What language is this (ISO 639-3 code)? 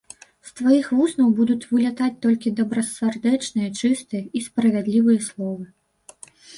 bel